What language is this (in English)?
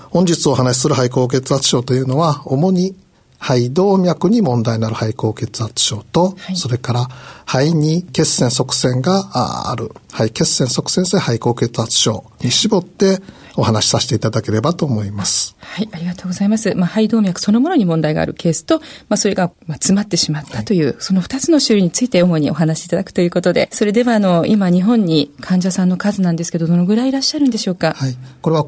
Japanese